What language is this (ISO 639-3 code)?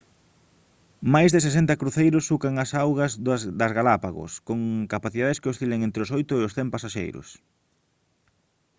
glg